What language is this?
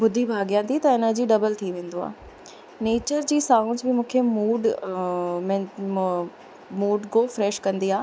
Sindhi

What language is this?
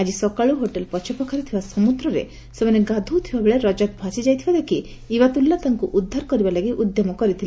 Odia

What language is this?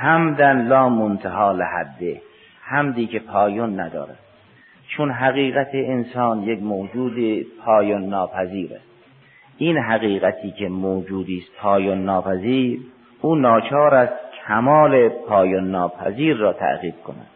Persian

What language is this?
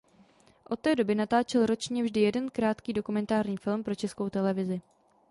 Czech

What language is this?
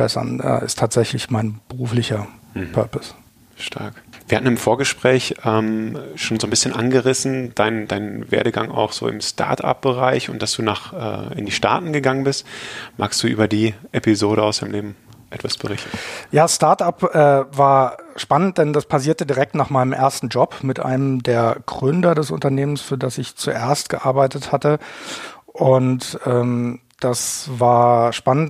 German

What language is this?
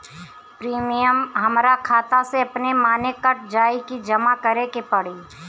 Bhojpuri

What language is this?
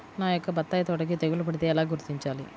Telugu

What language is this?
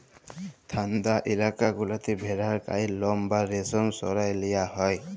Bangla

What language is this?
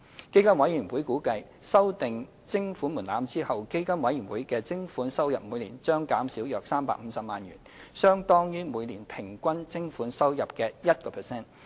Cantonese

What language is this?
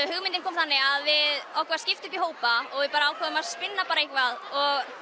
Icelandic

